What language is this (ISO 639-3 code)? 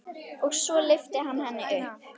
isl